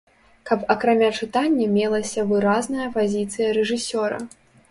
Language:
Belarusian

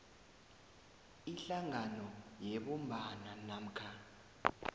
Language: South Ndebele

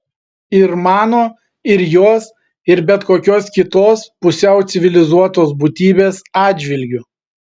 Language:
Lithuanian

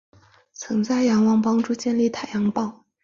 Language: Chinese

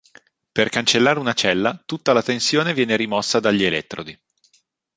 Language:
Italian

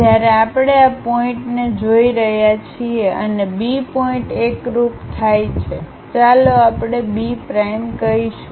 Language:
Gujarati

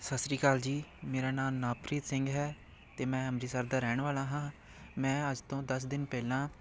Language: Punjabi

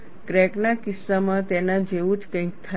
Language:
Gujarati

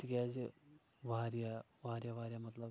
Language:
Kashmiri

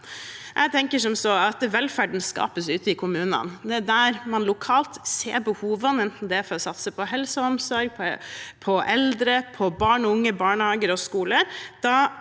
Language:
Norwegian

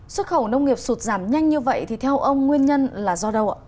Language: Vietnamese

